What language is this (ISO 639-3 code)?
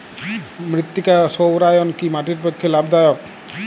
ben